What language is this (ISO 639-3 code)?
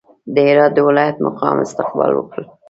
pus